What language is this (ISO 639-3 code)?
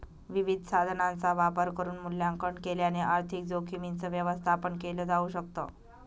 mar